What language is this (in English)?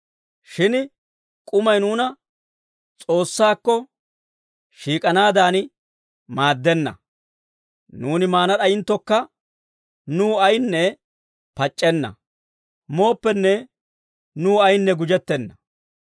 Dawro